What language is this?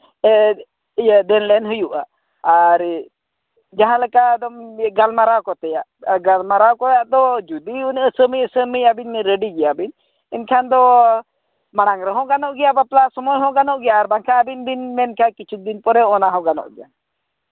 Santali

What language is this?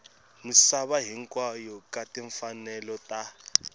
Tsonga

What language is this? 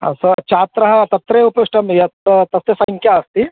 Sanskrit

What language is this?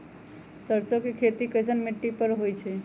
Magahi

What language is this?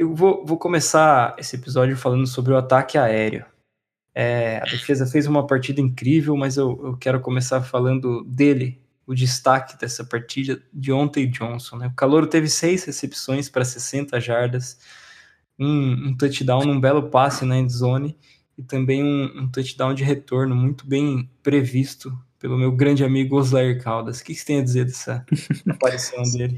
Portuguese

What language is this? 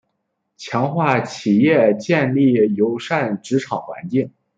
Chinese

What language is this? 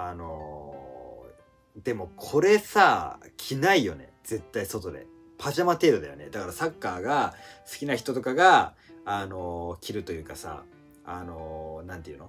Japanese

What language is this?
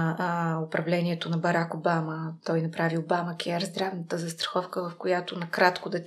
Bulgarian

